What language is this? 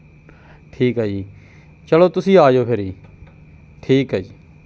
Punjabi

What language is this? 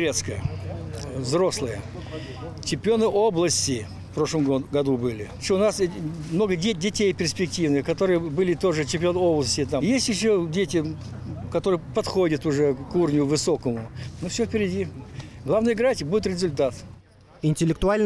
Russian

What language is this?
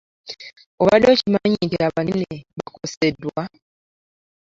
Ganda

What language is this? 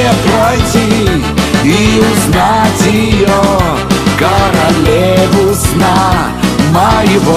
Russian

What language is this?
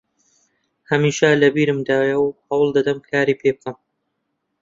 Central Kurdish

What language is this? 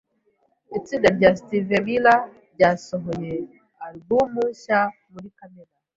Kinyarwanda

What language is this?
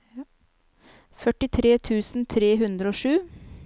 Norwegian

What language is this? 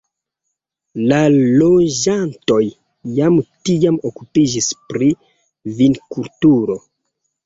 Esperanto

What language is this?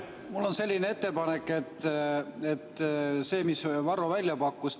Estonian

